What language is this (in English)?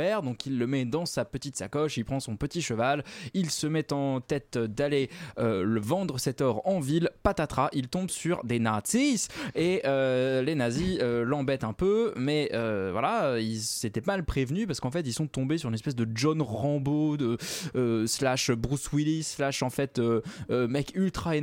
French